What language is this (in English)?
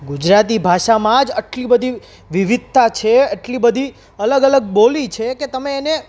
Gujarati